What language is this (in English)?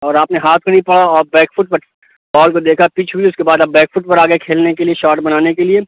Urdu